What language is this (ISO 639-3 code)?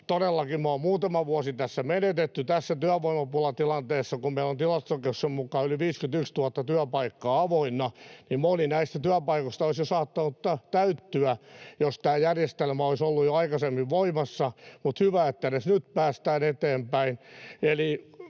fin